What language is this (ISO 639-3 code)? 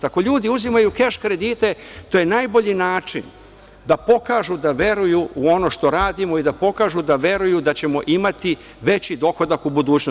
srp